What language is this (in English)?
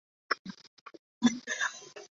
Chinese